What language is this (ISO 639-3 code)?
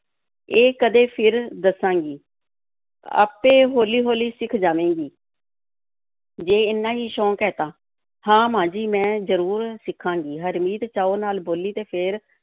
pan